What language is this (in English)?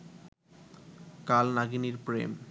Bangla